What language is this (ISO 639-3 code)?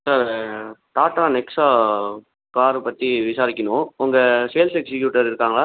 tam